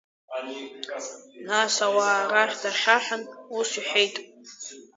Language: Abkhazian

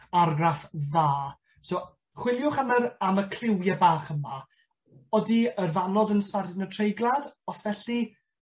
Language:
Welsh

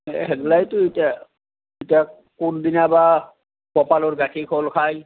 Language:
Assamese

